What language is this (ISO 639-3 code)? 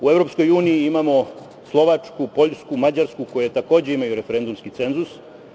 srp